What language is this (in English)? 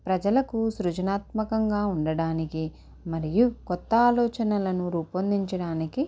Telugu